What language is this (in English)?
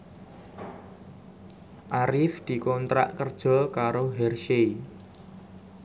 Javanese